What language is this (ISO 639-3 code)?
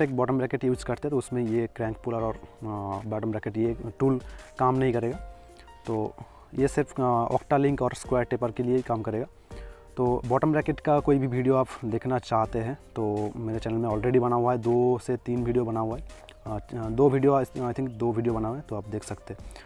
hin